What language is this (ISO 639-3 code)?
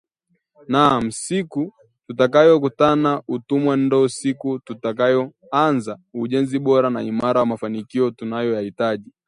swa